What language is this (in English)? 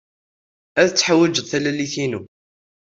Kabyle